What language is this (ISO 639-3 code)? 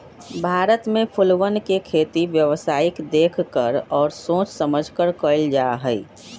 mag